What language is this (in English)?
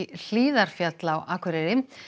Icelandic